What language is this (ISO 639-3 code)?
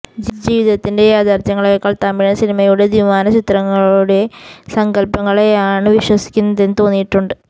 mal